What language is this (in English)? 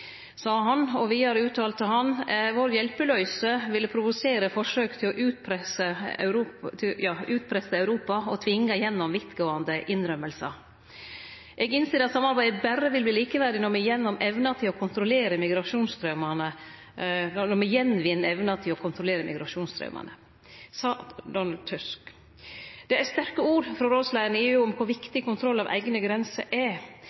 Norwegian Nynorsk